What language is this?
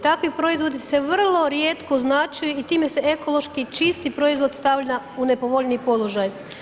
Croatian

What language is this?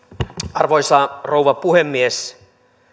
Finnish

